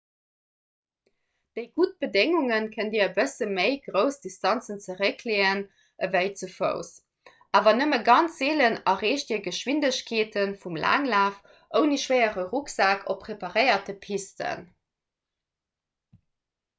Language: Luxembourgish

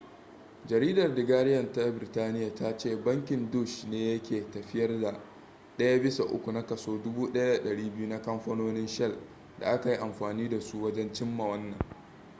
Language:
Hausa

